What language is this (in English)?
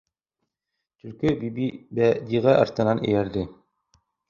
Bashkir